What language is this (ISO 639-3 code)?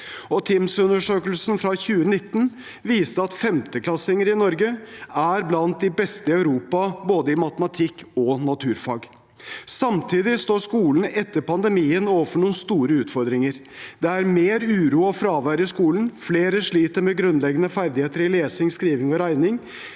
nor